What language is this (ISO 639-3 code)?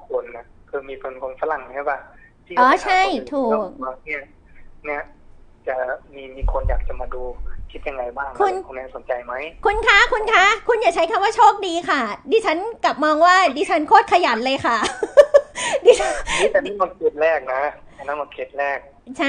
tha